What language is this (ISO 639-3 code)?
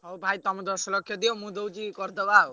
ori